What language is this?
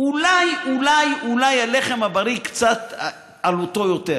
Hebrew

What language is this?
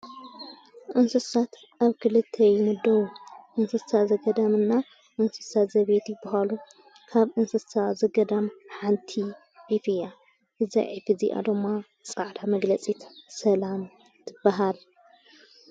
Tigrinya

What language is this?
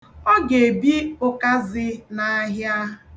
Igbo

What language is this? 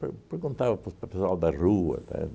Portuguese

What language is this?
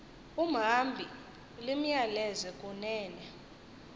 Xhosa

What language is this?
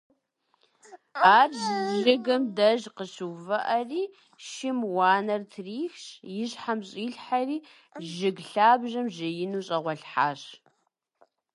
Kabardian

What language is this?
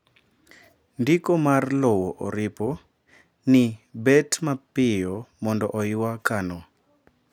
Luo (Kenya and Tanzania)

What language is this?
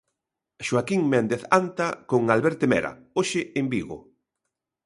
Galician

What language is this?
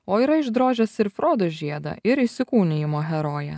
Lithuanian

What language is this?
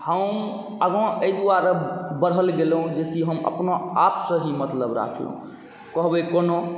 Maithili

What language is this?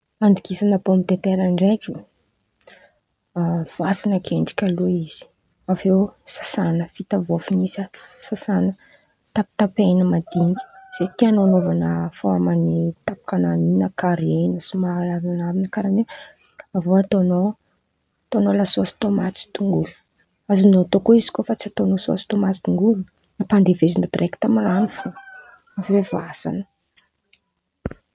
Antankarana Malagasy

